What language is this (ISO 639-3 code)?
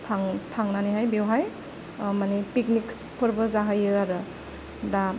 brx